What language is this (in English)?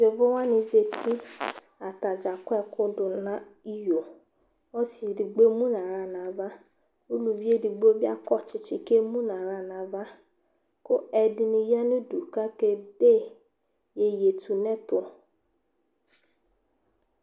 Ikposo